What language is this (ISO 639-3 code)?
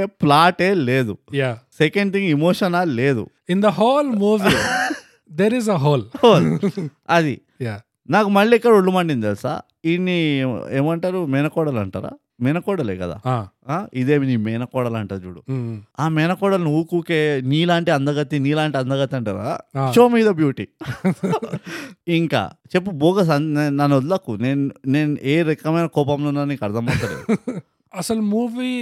tel